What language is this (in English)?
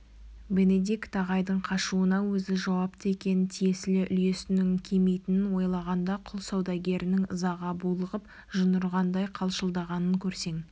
Kazakh